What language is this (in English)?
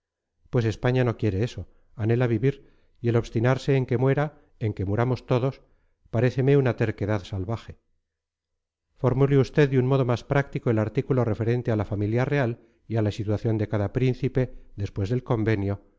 Spanish